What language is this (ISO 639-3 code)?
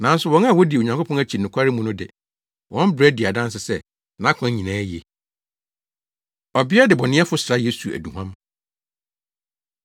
aka